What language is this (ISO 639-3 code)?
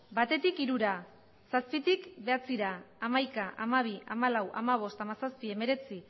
eus